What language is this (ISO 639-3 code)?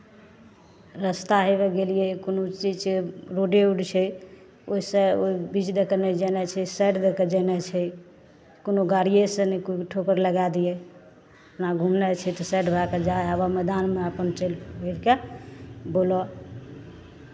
mai